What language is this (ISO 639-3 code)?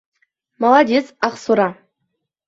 bak